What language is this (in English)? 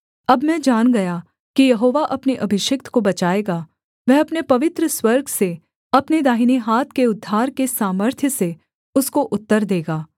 Hindi